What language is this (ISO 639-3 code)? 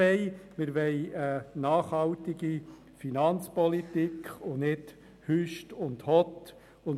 gsw